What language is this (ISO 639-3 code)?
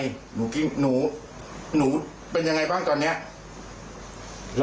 tha